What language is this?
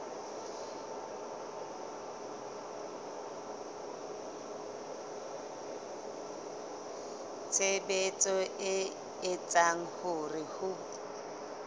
Southern Sotho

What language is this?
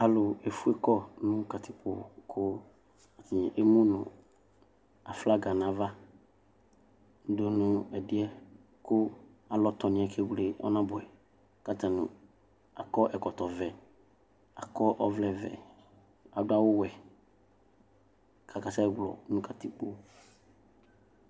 Ikposo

